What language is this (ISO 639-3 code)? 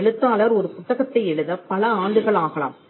tam